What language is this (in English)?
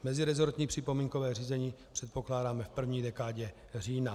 Czech